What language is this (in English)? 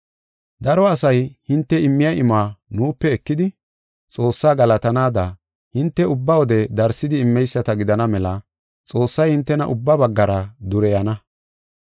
Gofa